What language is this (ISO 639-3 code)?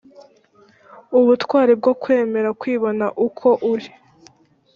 kin